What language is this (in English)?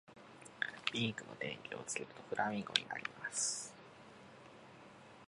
Japanese